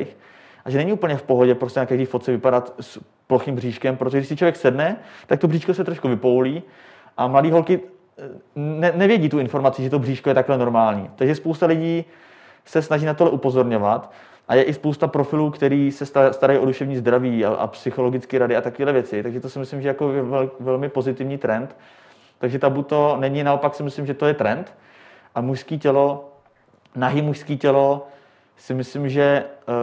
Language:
Czech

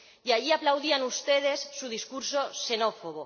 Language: Spanish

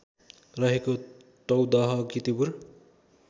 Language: Nepali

